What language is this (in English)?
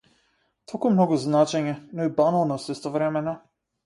Macedonian